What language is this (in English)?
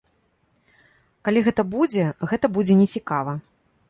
Belarusian